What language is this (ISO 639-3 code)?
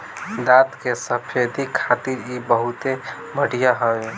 bho